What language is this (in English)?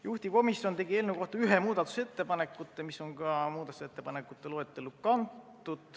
Estonian